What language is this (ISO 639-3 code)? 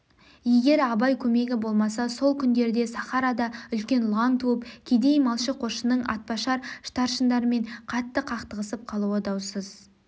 kaz